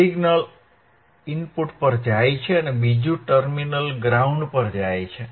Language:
Gujarati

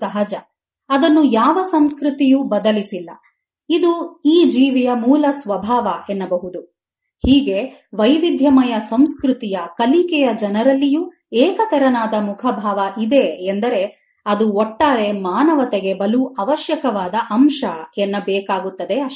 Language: Kannada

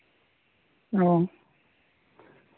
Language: Santali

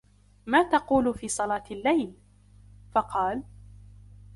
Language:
Arabic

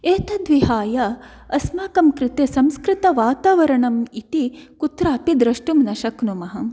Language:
Sanskrit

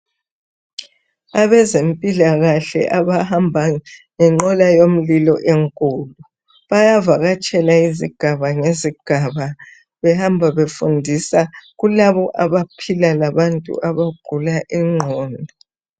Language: North Ndebele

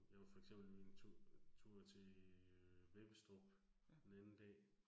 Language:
Danish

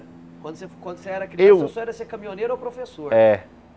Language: Portuguese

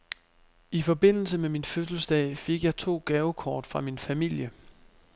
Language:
Danish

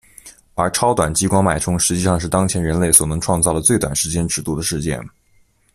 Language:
Chinese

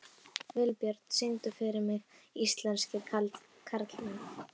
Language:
Icelandic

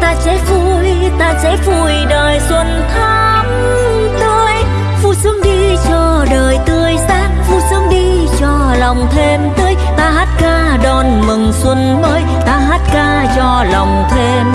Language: Vietnamese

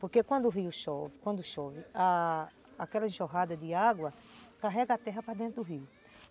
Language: Portuguese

